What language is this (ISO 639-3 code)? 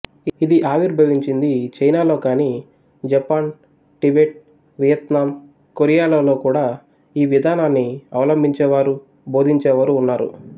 tel